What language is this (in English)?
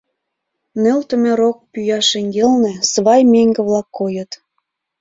Mari